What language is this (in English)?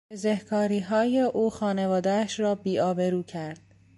Persian